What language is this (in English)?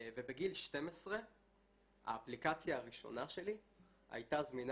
Hebrew